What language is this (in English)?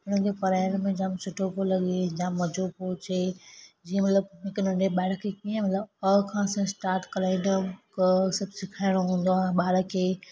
Sindhi